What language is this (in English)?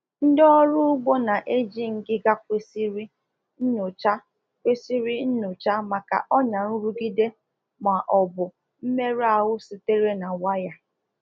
Igbo